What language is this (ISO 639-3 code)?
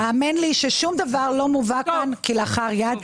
heb